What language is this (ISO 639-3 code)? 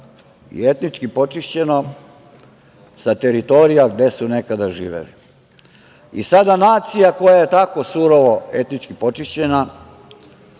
srp